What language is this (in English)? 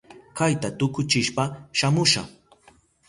Southern Pastaza Quechua